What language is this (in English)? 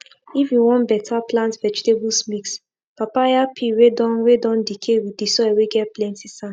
Nigerian Pidgin